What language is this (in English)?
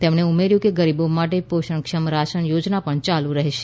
Gujarati